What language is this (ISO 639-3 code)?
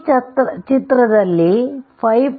kan